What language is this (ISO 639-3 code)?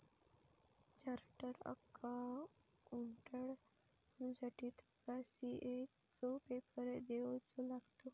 mar